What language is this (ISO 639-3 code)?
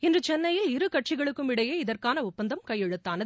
tam